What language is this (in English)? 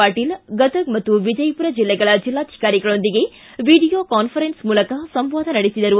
Kannada